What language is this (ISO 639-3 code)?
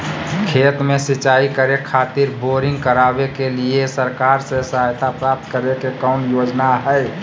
mag